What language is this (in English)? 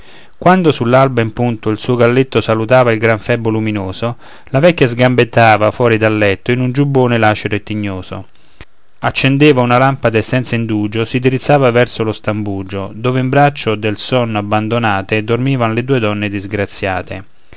Italian